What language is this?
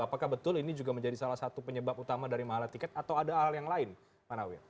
Indonesian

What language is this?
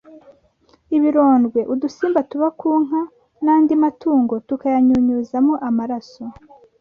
Kinyarwanda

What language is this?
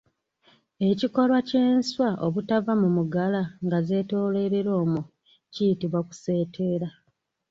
Ganda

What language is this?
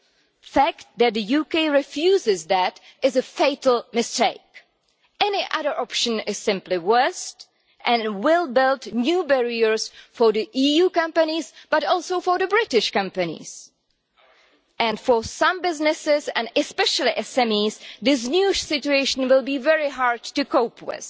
English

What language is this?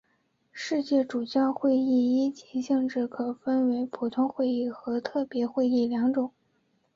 Chinese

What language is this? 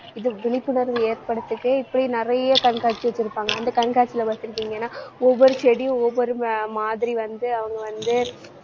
Tamil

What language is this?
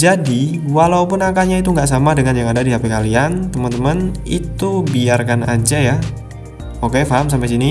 Indonesian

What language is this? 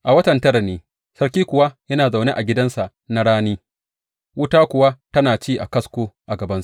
Hausa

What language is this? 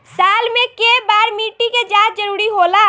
Bhojpuri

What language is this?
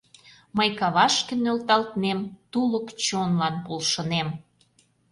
Mari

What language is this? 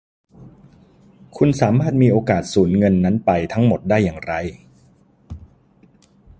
Thai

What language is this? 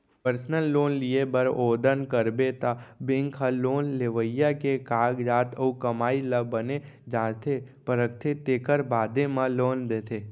Chhattisgarhi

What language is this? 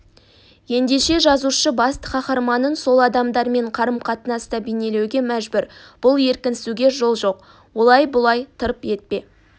Kazakh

